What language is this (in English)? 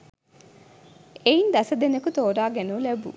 Sinhala